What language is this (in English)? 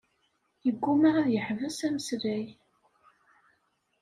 Kabyle